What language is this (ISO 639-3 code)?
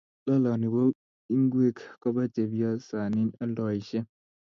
kln